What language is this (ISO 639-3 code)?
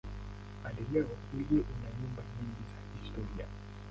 swa